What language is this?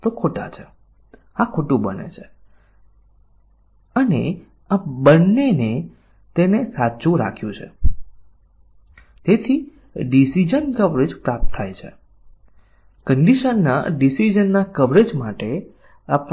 Gujarati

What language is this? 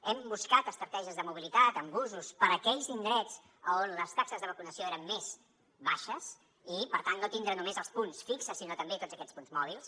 Catalan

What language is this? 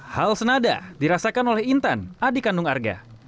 Indonesian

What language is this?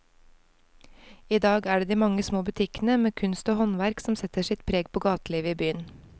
Norwegian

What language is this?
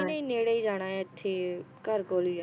Punjabi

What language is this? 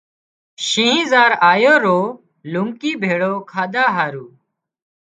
Wadiyara Koli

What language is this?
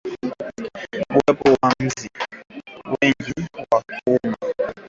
Swahili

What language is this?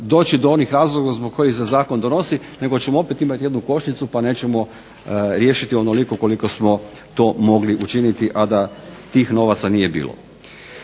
Croatian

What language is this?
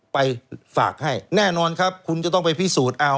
Thai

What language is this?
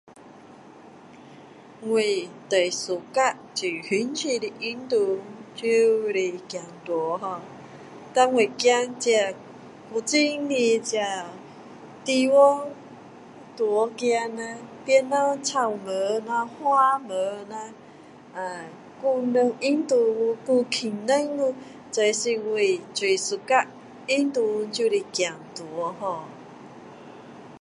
Min Dong Chinese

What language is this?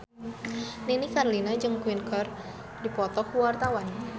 Sundanese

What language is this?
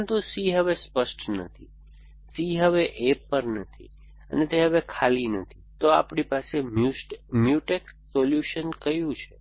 Gujarati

